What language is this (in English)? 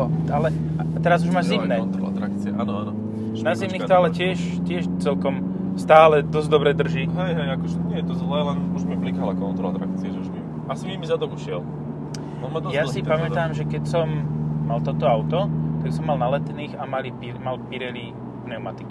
Slovak